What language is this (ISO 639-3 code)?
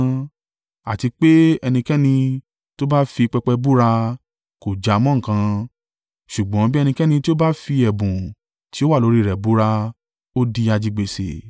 yor